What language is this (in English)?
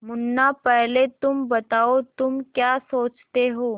Hindi